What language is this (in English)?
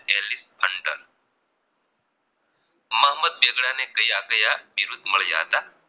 Gujarati